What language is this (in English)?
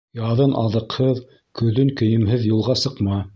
Bashkir